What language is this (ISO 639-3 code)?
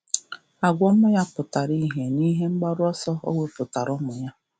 ibo